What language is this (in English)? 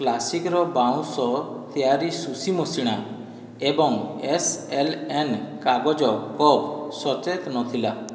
Odia